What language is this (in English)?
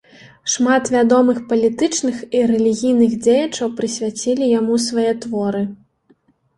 Belarusian